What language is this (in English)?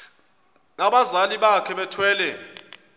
Xhosa